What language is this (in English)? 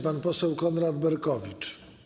Polish